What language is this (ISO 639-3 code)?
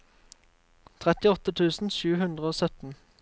nor